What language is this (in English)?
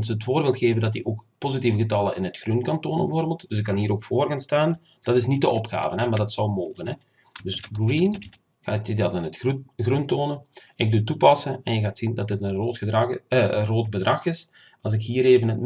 Dutch